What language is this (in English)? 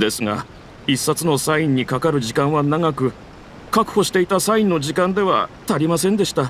Japanese